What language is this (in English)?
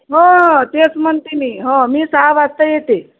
Marathi